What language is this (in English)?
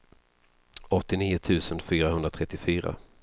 Swedish